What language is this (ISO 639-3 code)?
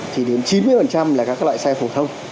vie